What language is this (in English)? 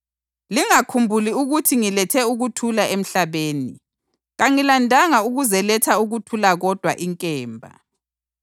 North Ndebele